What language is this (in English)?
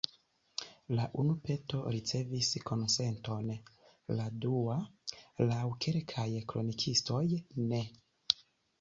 Esperanto